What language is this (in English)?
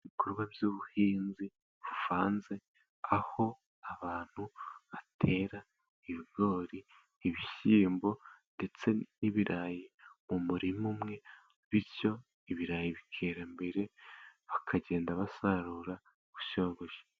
Kinyarwanda